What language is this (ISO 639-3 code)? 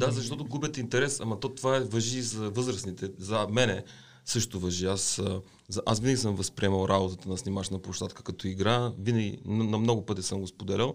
bul